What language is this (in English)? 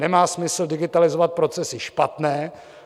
Czech